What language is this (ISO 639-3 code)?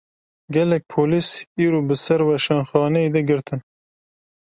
kur